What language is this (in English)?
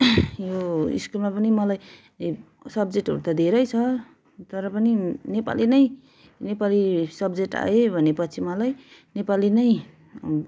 Nepali